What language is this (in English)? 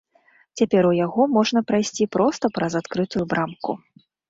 Belarusian